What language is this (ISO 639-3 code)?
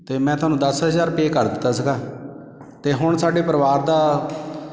pan